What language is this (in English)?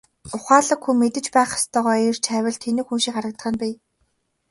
Mongolian